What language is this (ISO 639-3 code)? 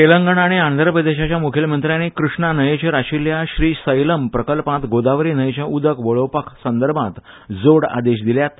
kok